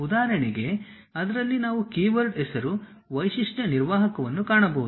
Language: Kannada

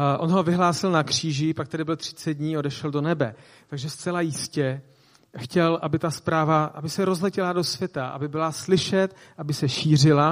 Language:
Czech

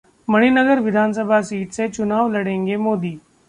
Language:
Hindi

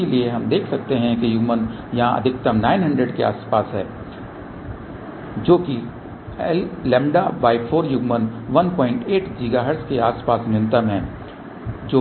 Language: Hindi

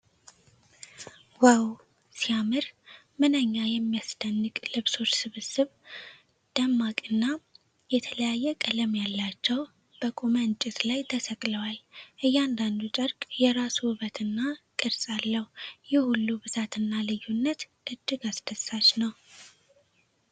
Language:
Amharic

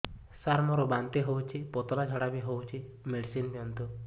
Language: Odia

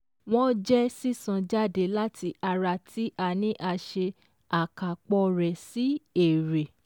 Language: Yoruba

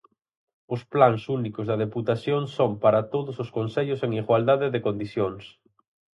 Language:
Galician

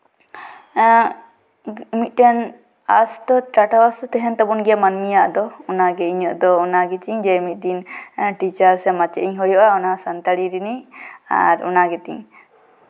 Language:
Santali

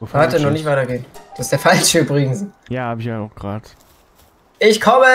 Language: German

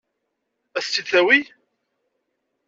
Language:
Kabyle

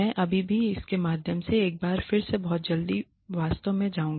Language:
Hindi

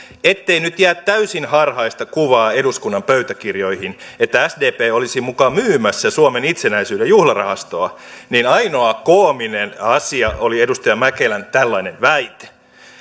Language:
Finnish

